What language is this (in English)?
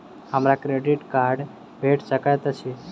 Maithili